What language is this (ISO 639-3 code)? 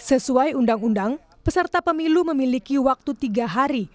ind